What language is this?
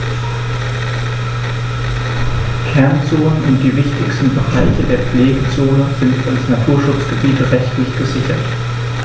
German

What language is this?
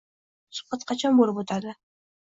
Uzbek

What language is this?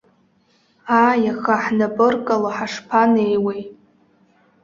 Abkhazian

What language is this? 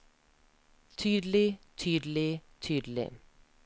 Norwegian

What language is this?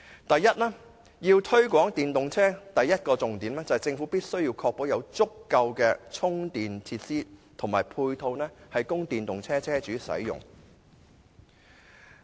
Cantonese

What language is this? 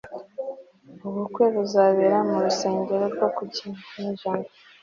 Kinyarwanda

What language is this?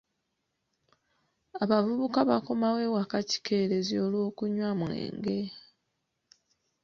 Ganda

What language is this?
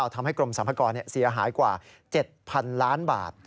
Thai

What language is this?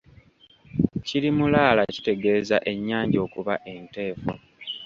Ganda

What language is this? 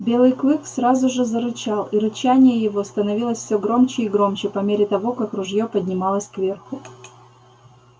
Russian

